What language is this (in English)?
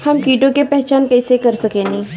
Bhojpuri